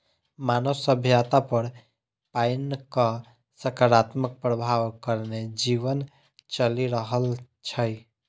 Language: Maithili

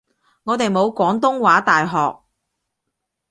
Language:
Cantonese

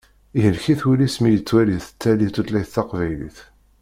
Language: Kabyle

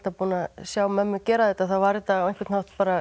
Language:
Icelandic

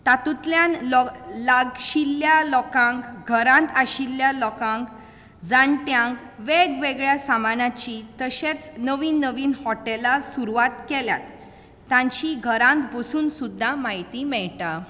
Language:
Konkani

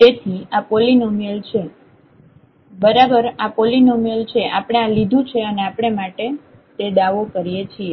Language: Gujarati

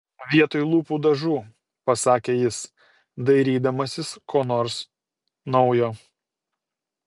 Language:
Lithuanian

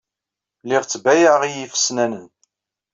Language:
Kabyle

